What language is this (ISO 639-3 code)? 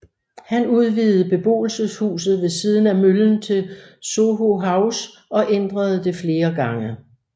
dan